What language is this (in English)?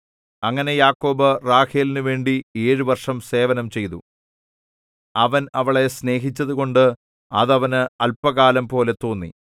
Malayalam